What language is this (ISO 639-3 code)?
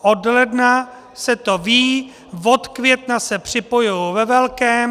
ces